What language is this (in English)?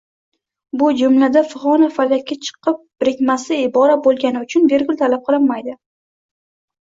Uzbek